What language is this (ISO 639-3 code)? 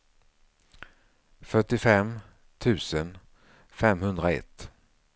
swe